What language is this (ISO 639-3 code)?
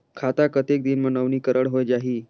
hne